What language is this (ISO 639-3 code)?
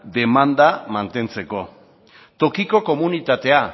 eus